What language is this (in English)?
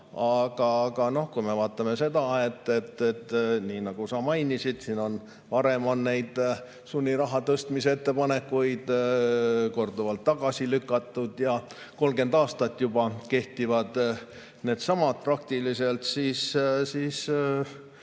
Estonian